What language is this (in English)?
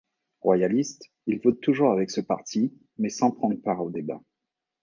French